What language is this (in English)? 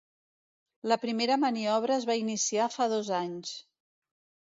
Catalan